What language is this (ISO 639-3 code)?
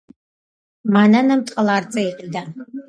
kat